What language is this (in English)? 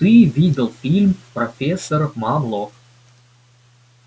Russian